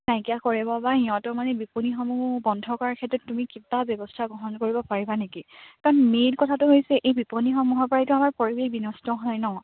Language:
Assamese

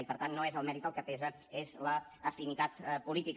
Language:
Catalan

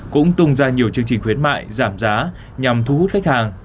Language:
Vietnamese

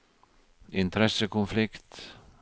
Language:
Norwegian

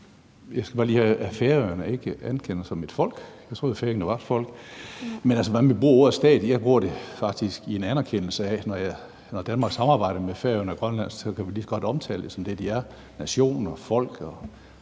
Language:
Danish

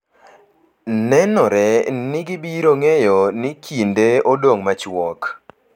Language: Luo (Kenya and Tanzania)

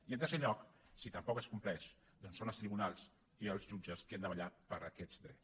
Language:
Catalan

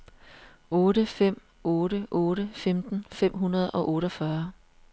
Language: Danish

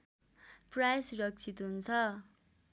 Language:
Nepali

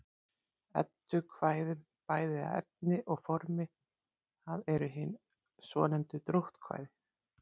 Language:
Icelandic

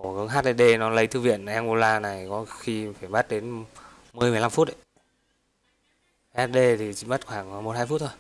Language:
Vietnamese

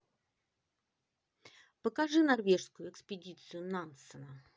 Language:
Russian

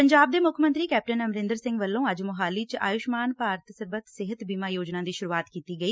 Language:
Punjabi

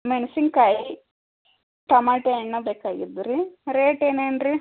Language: Kannada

